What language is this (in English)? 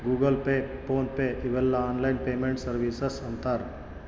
Kannada